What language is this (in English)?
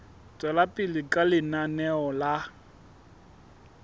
Southern Sotho